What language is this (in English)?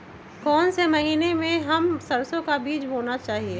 Magahi